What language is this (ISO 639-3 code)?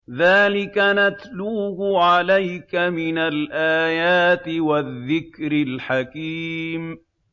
ara